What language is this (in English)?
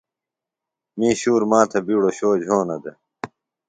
Phalura